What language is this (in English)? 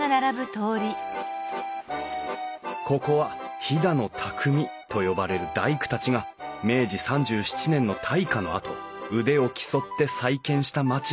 Japanese